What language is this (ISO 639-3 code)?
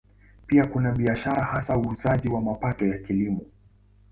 swa